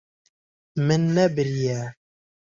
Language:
Kurdish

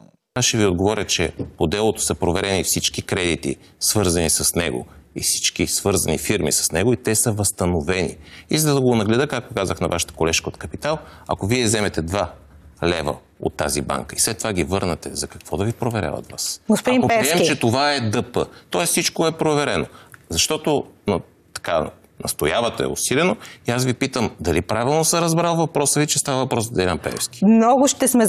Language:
Bulgarian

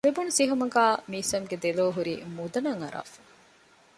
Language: Divehi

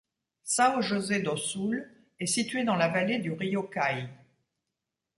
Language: French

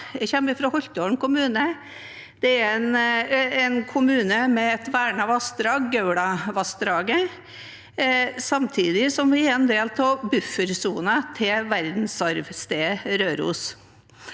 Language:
Norwegian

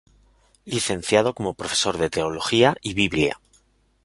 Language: Spanish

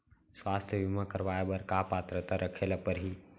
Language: Chhattisgarhi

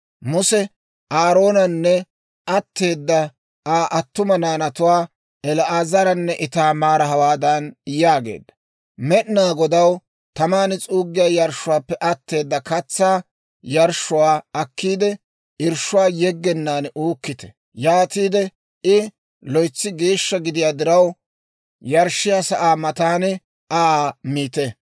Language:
Dawro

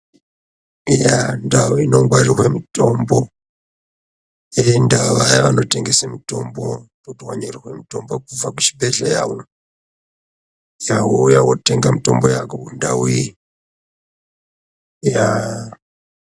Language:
Ndau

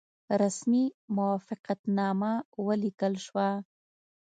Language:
Pashto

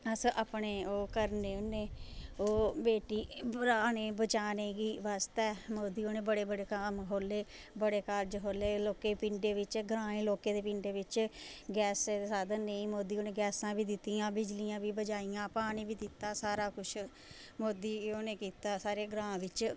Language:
Dogri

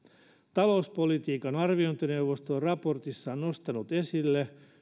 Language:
Finnish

